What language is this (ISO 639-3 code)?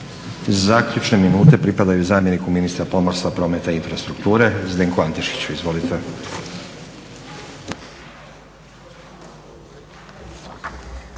hrv